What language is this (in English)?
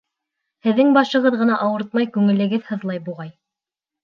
Bashkir